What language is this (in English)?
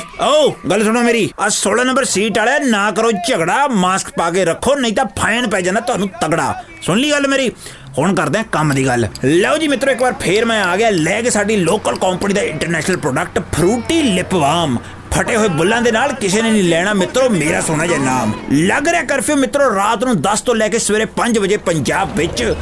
Punjabi